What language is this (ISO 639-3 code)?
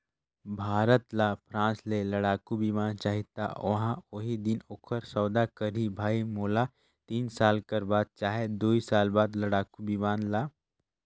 hne